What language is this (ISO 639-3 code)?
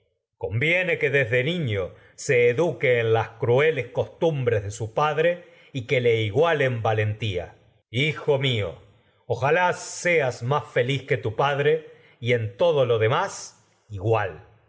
spa